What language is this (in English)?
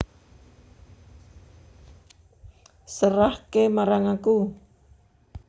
Javanese